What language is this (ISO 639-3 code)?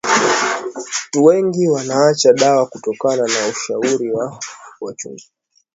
swa